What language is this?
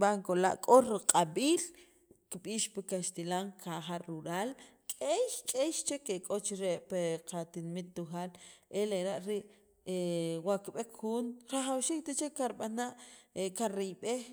Sacapulteco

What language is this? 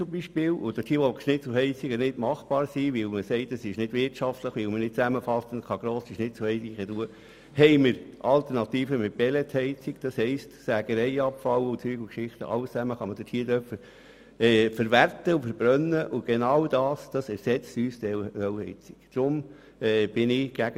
Swiss German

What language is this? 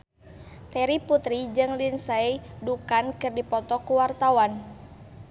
Sundanese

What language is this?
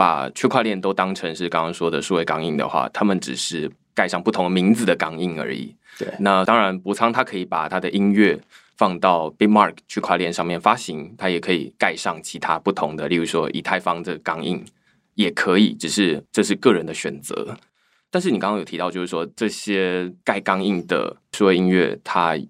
Chinese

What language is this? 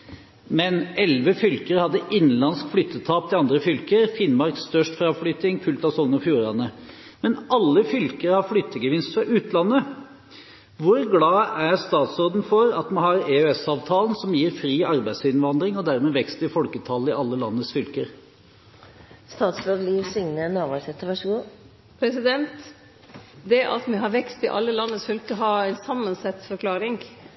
Norwegian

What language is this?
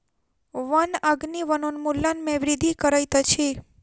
Maithili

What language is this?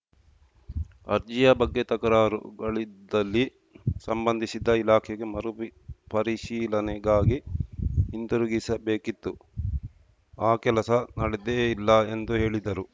Kannada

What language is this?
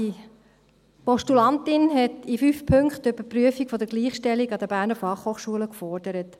Swiss German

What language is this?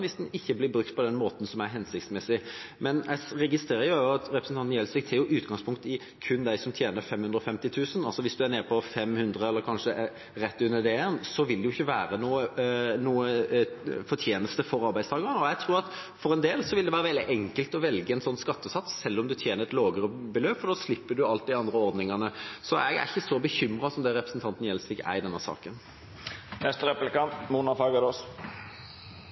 Norwegian Bokmål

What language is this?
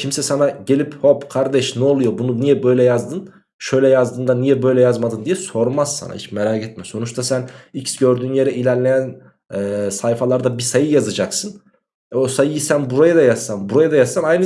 Turkish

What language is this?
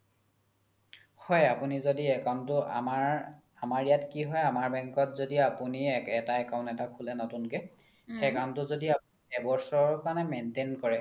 Assamese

